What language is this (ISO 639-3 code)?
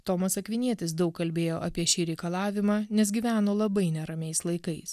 lit